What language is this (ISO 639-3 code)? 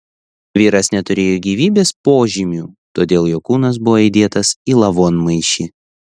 lit